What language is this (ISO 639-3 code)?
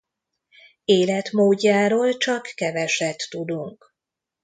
hun